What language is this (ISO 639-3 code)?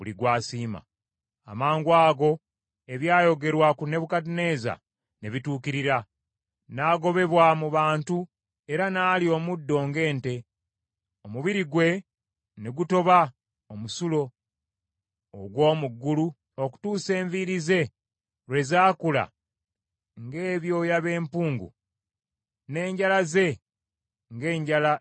lug